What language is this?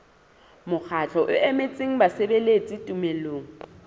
Southern Sotho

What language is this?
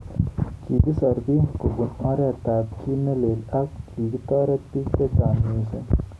Kalenjin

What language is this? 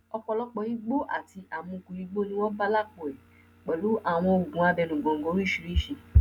Yoruba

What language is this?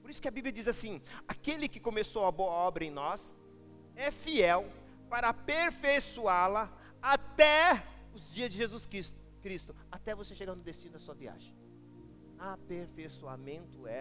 Portuguese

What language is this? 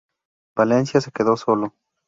Spanish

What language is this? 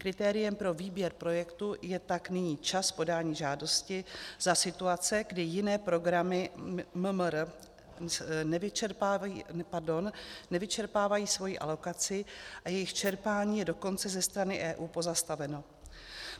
Czech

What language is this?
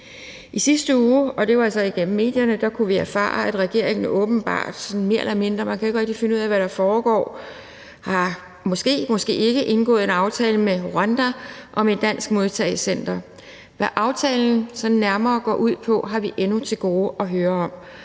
Danish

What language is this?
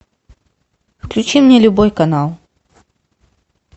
Russian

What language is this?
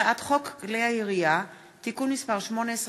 Hebrew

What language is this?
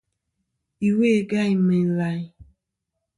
Kom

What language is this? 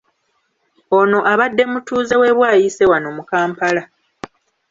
Ganda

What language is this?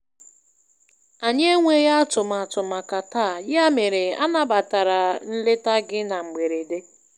Igbo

